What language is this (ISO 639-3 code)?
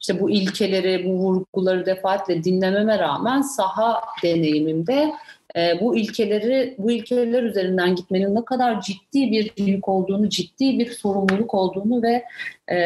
tur